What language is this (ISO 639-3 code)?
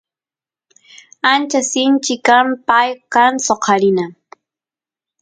qus